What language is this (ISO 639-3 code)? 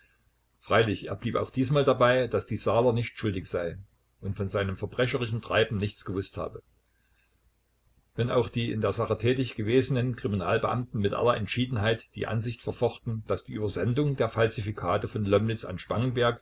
deu